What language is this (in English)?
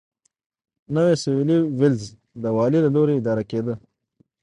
Pashto